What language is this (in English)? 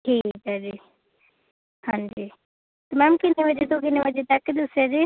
Punjabi